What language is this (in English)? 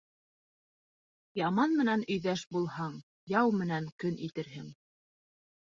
Bashkir